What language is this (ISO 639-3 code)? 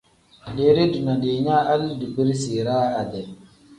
kdh